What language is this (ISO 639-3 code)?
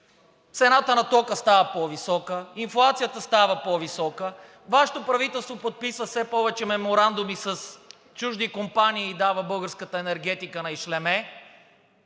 bul